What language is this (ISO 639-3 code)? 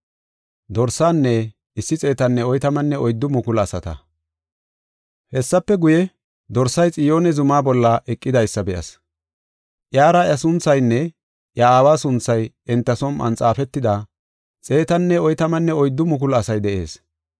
gof